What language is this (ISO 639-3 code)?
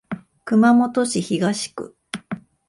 jpn